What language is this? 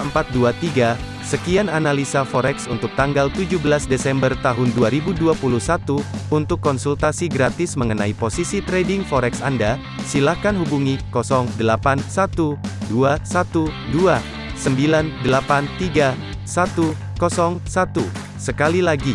Indonesian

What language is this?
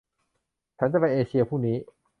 Thai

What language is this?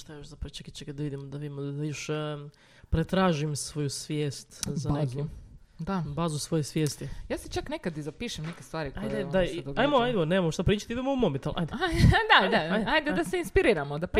Croatian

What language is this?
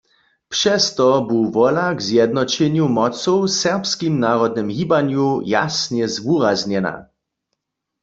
Upper Sorbian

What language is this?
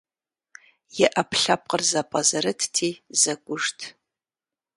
Kabardian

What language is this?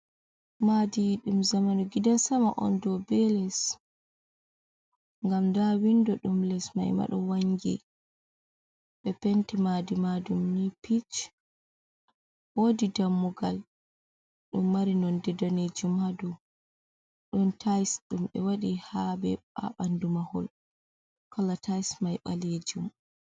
Fula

